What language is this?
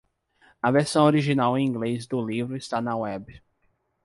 Portuguese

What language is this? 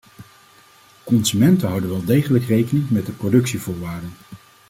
Dutch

